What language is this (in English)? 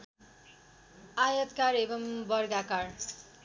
Nepali